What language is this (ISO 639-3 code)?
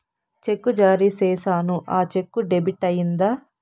tel